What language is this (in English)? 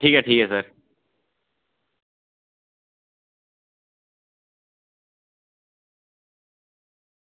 Dogri